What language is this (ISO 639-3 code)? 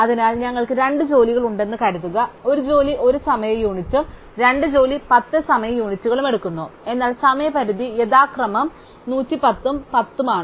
mal